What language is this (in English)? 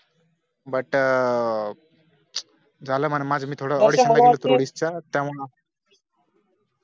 Marathi